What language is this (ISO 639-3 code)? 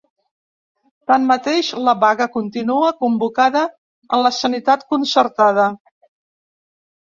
cat